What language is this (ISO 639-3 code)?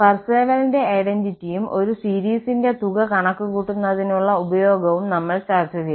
mal